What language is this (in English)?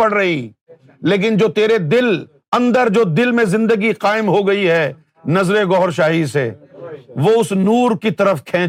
Urdu